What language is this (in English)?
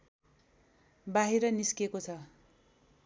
Nepali